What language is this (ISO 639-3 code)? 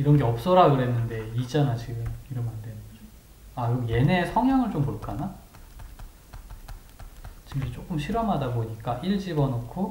kor